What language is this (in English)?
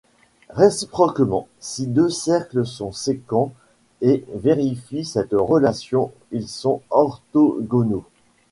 French